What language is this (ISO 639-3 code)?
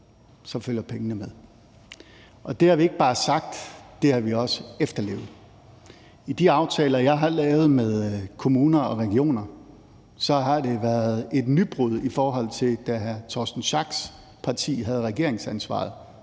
dan